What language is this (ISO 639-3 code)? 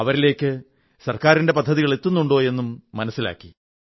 mal